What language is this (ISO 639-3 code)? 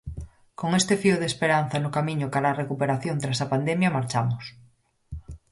glg